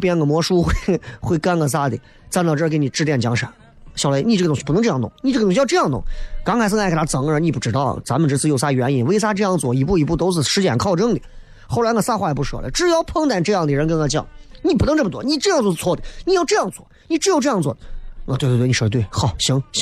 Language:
Chinese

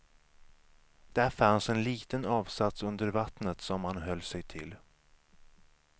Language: Swedish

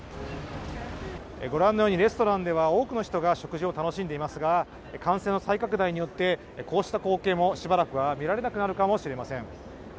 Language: Japanese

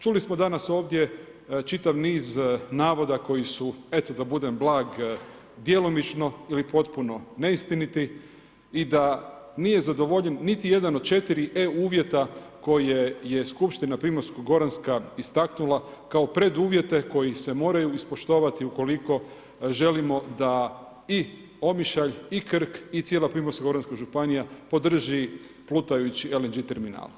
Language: Croatian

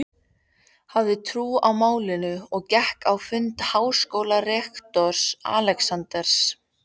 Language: Icelandic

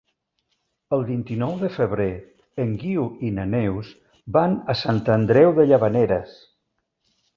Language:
Catalan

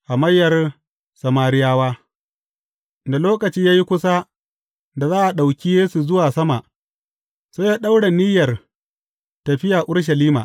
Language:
Hausa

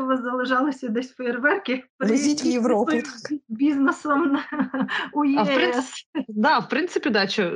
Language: Ukrainian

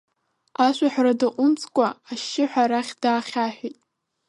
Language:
Abkhazian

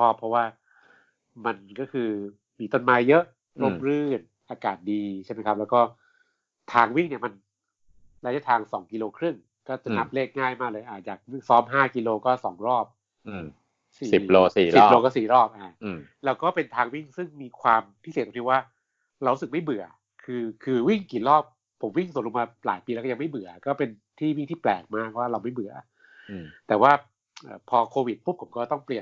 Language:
Thai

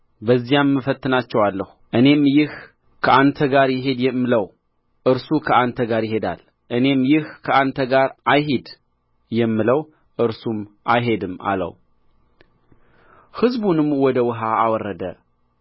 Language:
Amharic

